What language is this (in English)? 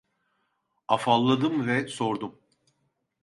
Turkish